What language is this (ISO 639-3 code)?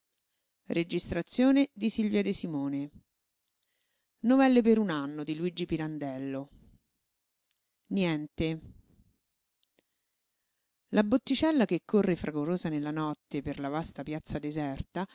ita